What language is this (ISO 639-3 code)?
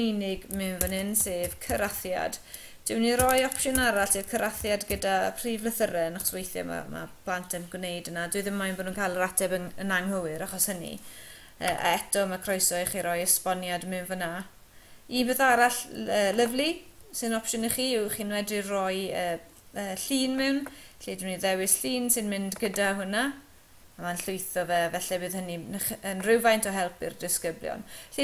nor